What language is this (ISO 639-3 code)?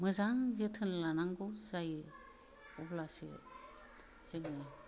brx